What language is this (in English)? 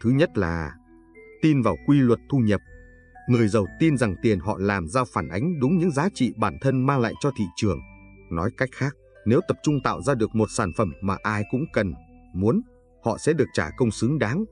Vietnamese